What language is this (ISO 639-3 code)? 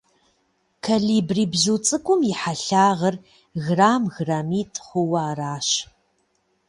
kbd